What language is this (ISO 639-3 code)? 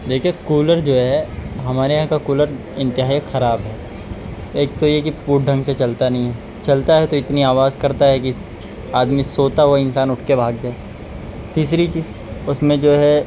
urd